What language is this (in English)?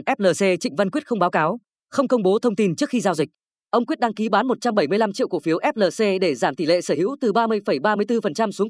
Vietnamese